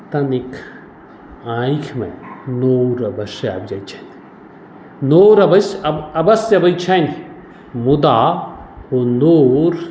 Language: Maithili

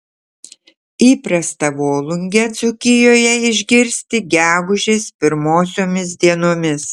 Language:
Lithuanian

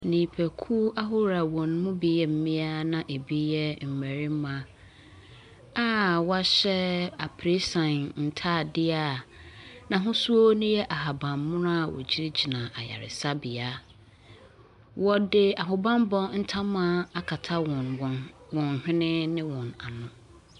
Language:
Akan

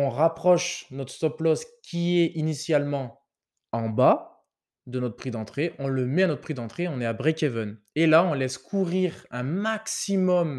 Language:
French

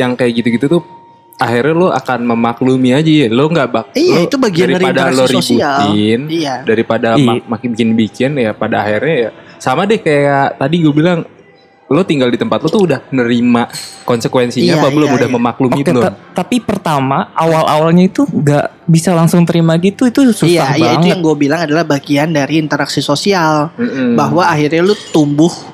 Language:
Indonesian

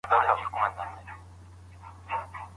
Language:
Pashto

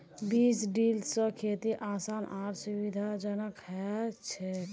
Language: Magahi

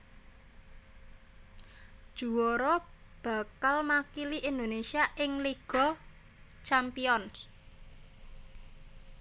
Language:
Javanese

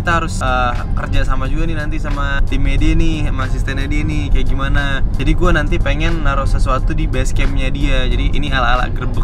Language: Indonesian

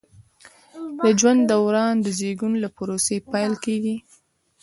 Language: Pashto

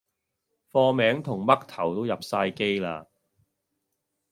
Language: Cantonese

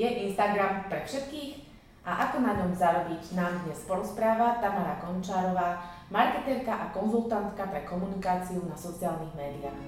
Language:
Slovak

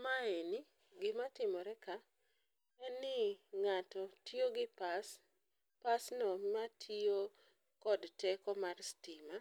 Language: Luo (Kenya and Tanzania)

